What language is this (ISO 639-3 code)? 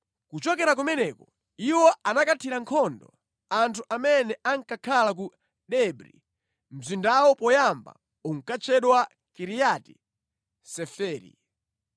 nya